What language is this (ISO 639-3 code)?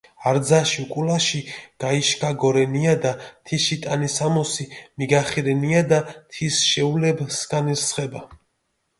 xmf